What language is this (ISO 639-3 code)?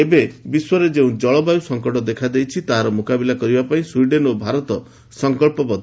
ori